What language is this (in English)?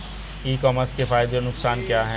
Hindi